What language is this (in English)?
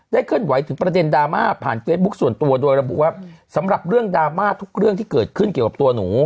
Thai